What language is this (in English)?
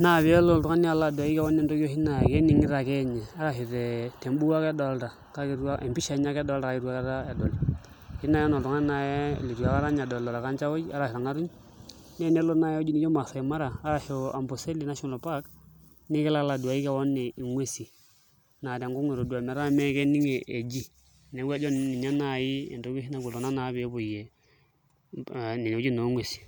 Masai